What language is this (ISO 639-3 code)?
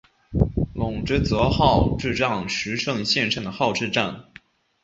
zho